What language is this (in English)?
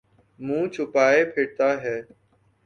Urdu